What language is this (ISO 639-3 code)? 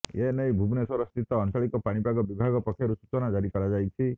ori